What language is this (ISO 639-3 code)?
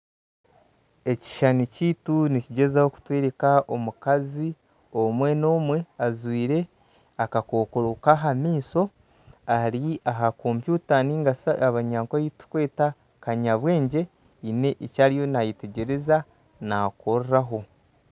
nyn